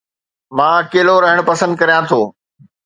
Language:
Sindhi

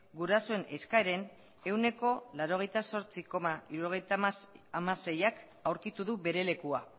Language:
Basque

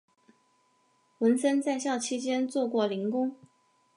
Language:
Chinese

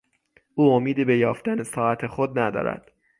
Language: Persian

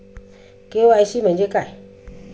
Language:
Marathi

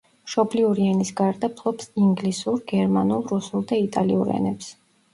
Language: Georgian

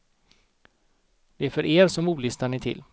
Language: Swedish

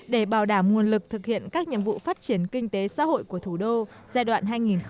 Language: Vietnamese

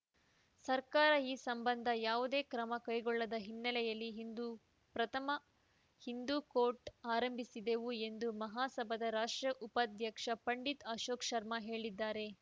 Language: Kannada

